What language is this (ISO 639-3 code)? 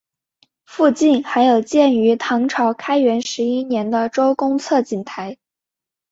zho